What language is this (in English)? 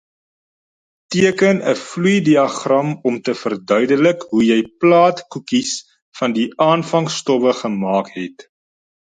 Afrikaans